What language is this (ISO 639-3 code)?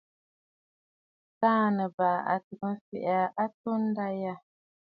bfd